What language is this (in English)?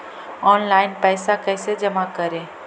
Magahi